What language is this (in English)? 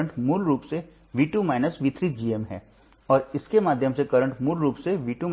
Hindi